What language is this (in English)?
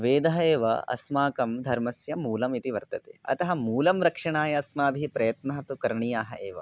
Sanskrit